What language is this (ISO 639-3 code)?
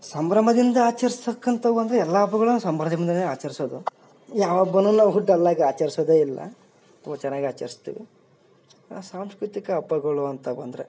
kan